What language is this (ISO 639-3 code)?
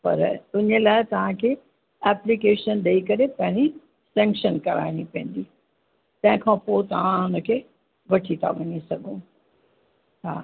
snd